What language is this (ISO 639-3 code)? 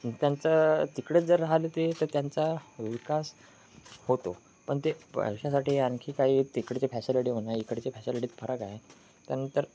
mar